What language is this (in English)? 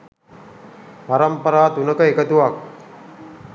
Sinhala